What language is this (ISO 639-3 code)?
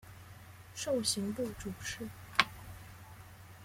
zho